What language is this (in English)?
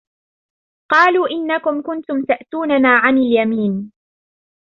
Arabic